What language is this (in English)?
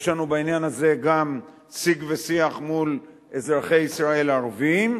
Hebrew